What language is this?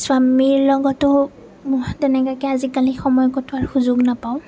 Assamese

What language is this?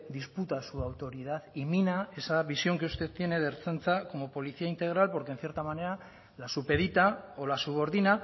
Spanish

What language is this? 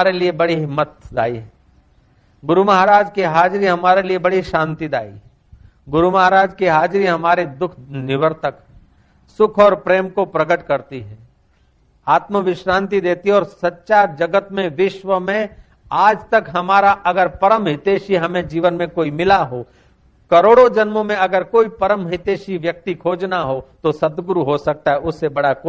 Hindi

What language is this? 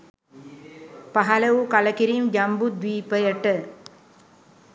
Sinhala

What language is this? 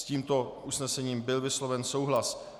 Czech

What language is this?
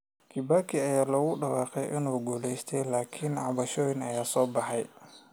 Somali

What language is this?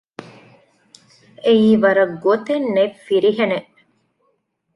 Divehi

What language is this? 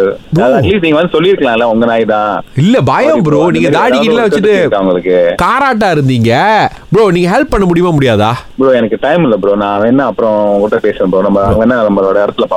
Tamil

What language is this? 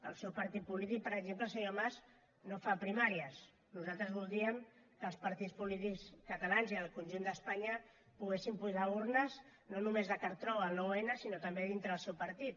Catalan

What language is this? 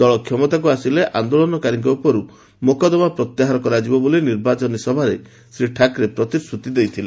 Odia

